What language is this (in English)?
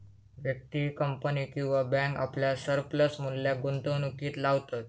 Marathi